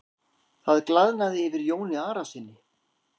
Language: Icelandic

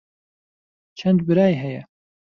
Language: Central Kurdish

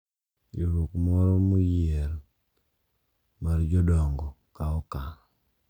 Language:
Luo (Kenya and Tanzania)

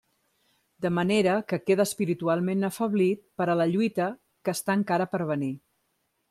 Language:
Catalan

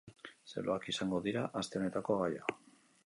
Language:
Basque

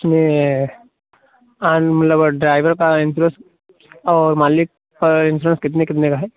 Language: Hindi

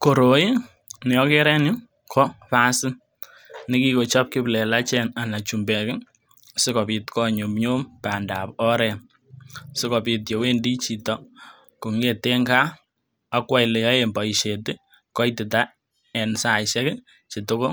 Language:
Kalenjin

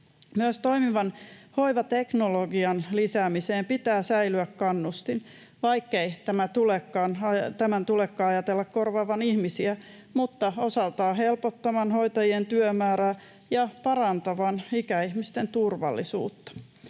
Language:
Finnish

